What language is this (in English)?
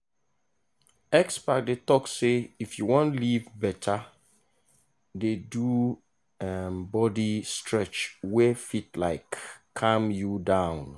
Nigerian Pidgin